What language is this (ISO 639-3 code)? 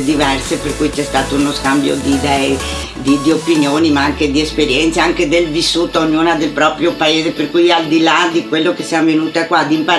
ita